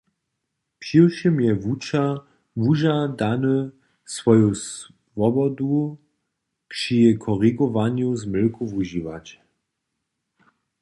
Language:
Upper Sorbian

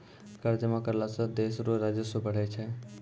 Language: Maithili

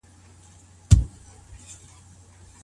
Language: Pashto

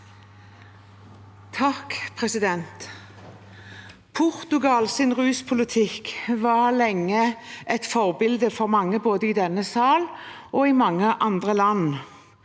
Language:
Norwegian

